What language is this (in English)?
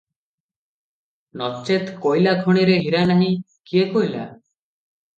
Odia